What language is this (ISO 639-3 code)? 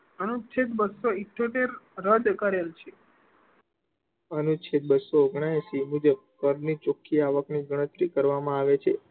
guj